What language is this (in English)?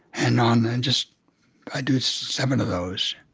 English